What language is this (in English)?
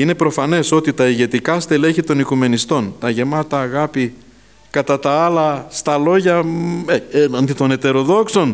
Greek